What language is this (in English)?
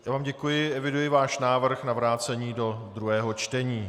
Czech